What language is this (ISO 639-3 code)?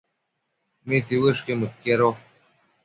mcf